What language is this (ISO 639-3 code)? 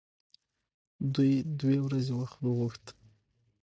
pus